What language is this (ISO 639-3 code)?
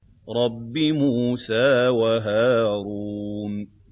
ara